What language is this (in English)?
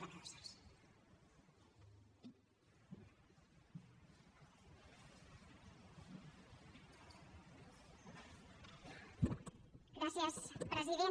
Catalan